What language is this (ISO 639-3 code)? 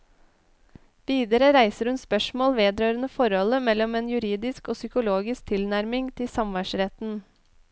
nor